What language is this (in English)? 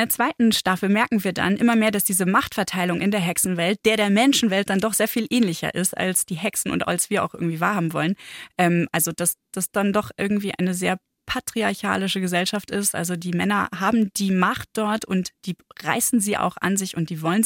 German